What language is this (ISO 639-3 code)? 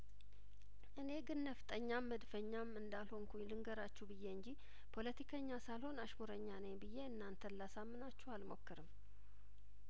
amh